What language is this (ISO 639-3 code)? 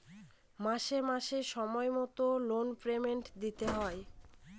ben